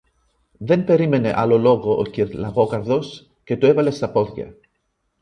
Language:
Greek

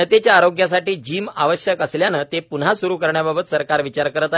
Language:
Marathi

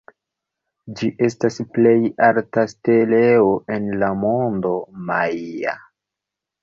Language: Esperanto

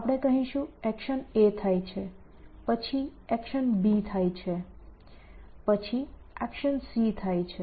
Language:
Gujarati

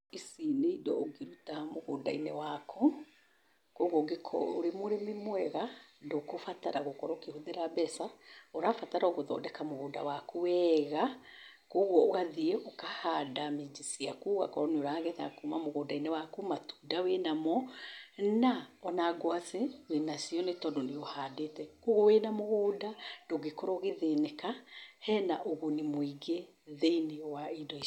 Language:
Kikuyu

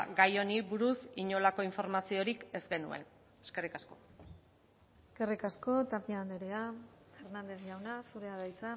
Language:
Basque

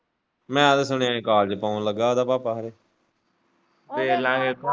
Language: Punjabi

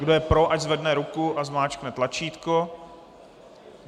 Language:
Czech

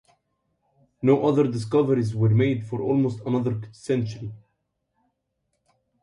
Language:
English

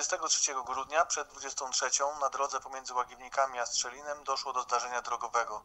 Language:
Polish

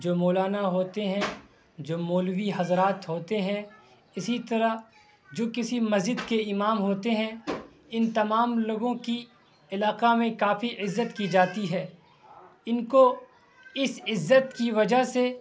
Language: Urdu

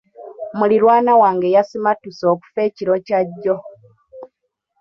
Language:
Ganda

